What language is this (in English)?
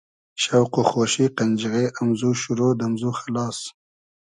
Hazaragi